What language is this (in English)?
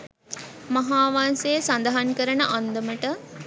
Sinhala